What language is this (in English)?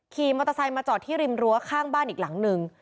Thai